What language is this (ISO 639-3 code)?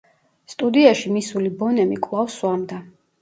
kat